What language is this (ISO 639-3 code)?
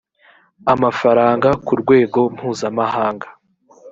kin